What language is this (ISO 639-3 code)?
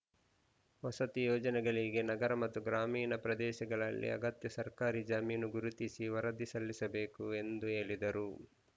kan